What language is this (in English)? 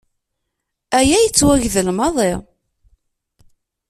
Kabyle